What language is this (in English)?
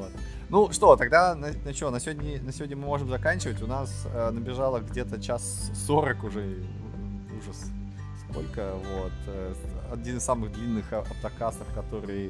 Russian